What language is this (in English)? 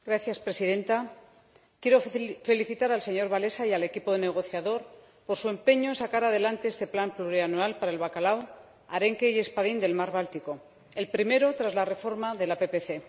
Spanish